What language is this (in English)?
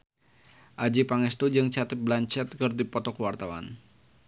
Sundanese